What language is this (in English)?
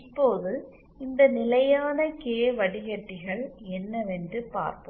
Tamil